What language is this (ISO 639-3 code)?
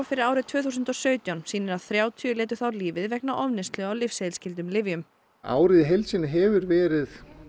isl